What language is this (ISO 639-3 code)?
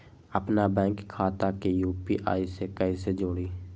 mag